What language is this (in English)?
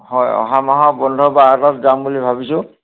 Assamese